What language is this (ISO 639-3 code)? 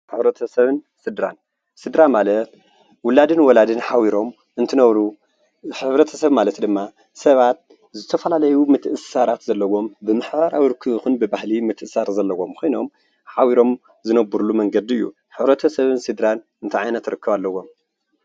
tir